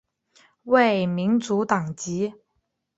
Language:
Chinese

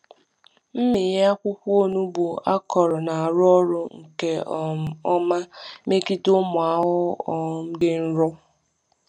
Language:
Igbo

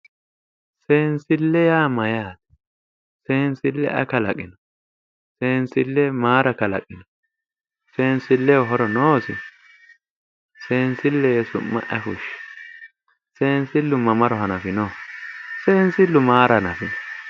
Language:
Sidamo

